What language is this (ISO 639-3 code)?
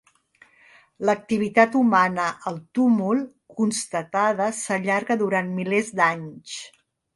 cat